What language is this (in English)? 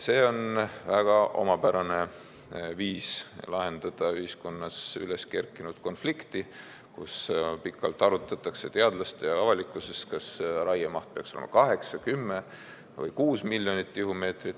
Estonian